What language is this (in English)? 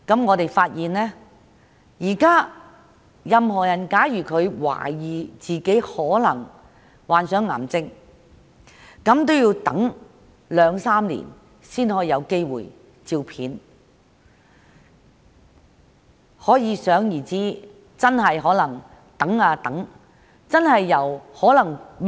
Cantonese